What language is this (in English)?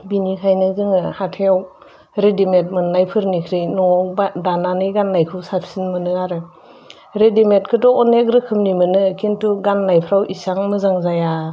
Bodo